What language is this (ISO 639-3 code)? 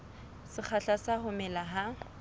sot